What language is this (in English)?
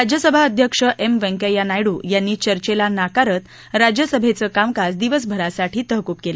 Marathi